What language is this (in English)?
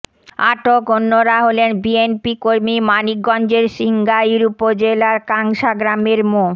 Bangla